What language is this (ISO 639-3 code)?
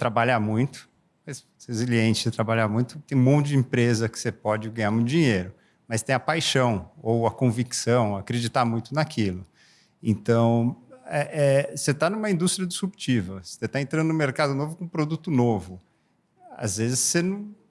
por